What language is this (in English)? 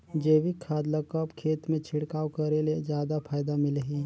Chhattisgarhi